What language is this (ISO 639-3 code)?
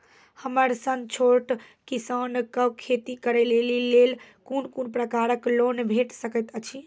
mai